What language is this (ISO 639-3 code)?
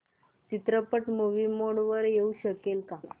mar